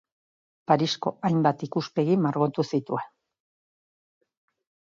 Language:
Basque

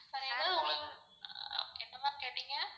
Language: Tamil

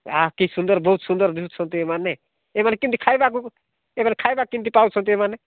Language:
Odia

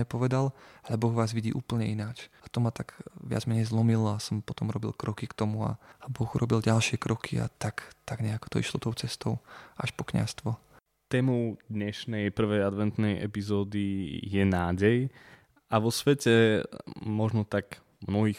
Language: Slovak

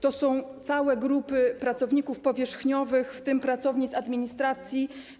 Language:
Polish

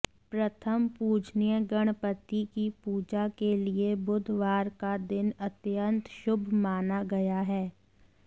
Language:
Hindi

